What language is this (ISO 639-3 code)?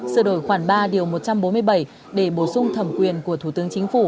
vie